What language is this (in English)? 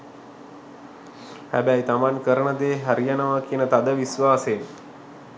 Sinhala